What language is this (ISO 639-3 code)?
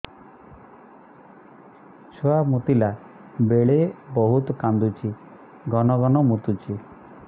ori